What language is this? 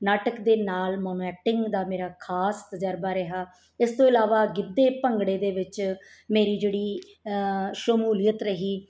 Punjabi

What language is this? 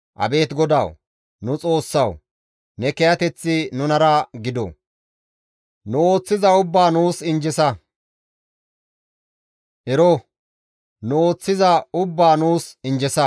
Gamo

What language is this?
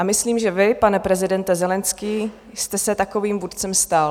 Czech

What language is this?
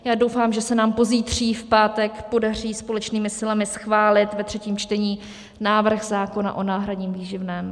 Czech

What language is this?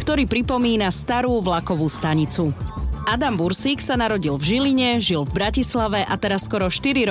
Slovak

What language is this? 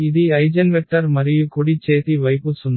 Telugu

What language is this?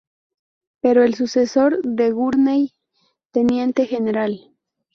Spanish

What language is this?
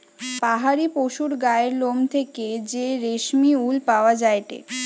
Bangla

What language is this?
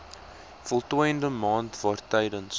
Afrikaans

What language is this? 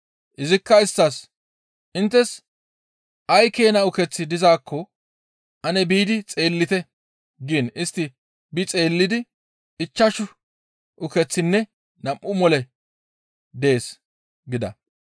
Gamo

